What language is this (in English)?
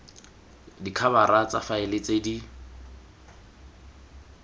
Tswana